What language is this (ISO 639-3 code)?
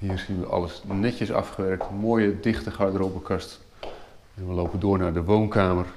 nld